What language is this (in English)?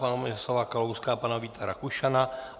Czech